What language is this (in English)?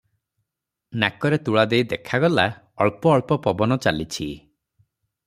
Odia